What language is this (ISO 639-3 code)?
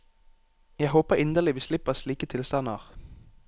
nor